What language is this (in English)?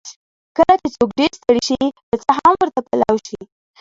Pashto